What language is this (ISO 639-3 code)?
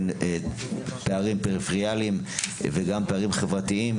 heb